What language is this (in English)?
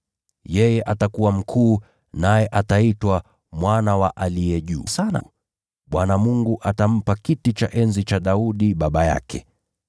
Swahili